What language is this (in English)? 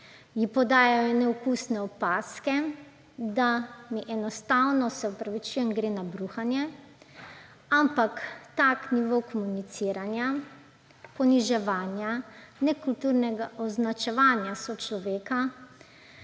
Slovenian